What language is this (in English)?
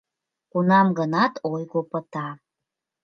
Mari